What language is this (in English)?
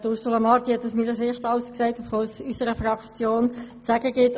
Swiss German